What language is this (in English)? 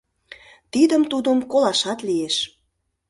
Mari